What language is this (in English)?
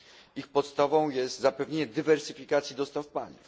Polish